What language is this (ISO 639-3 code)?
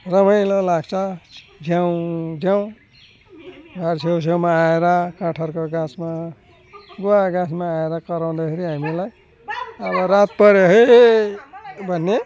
nep